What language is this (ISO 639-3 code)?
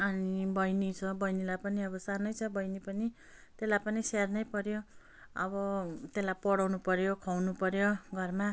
nep